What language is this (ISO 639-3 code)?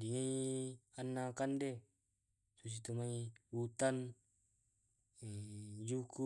rob